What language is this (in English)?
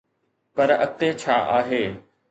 Sindhi